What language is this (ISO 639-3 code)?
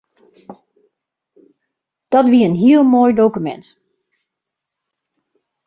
fry